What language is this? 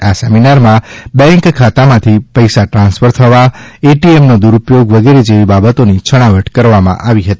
Gujarati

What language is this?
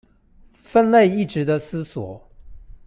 Chinese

